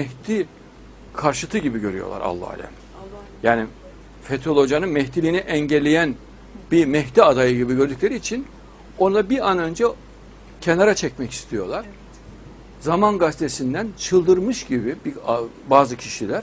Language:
Turkish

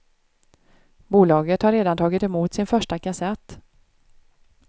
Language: Swedish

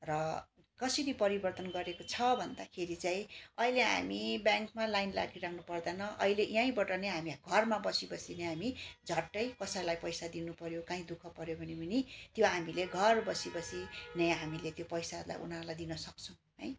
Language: Nepali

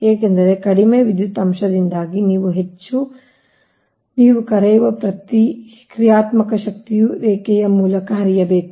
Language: Kannada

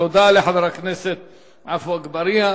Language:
Hebrew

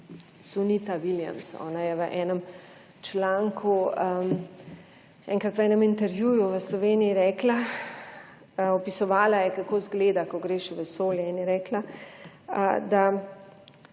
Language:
Slovenian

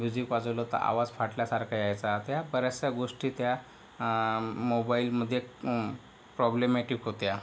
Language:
Marathi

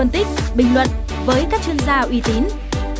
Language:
Vietnamese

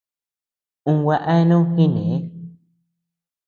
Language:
Tepeuxila Cuicatec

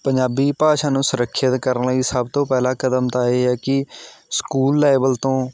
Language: Punjabi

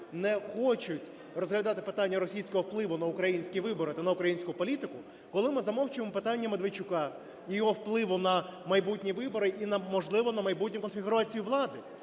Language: Ukrainian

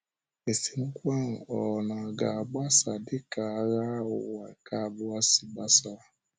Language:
Igbo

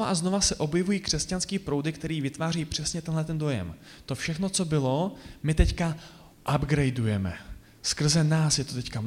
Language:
Czech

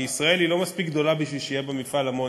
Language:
Hebrew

